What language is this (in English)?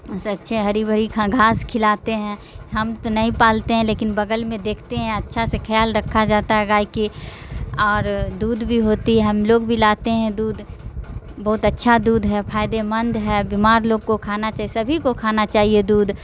Urdu